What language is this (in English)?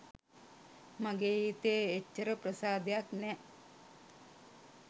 Sinhala